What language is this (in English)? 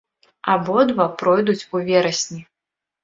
Belarusian